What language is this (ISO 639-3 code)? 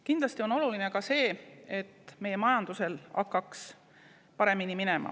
est